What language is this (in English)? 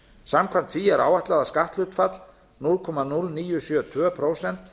Icelandic